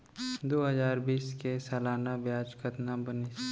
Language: Chhattisgarhi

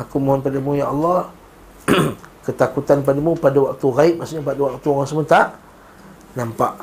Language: Malay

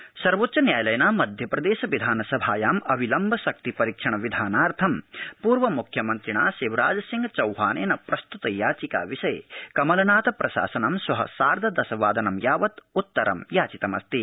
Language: Sanskrit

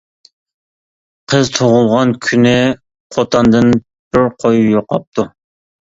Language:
Uyghur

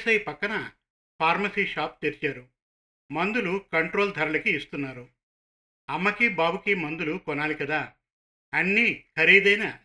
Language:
Telugu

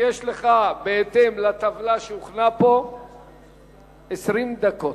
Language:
Hebrew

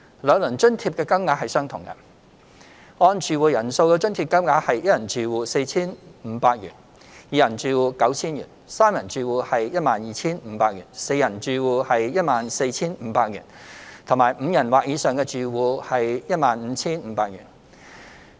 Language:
Cantonese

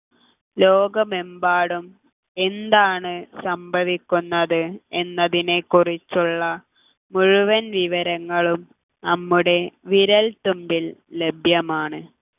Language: Malayalam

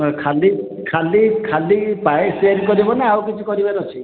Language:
Odia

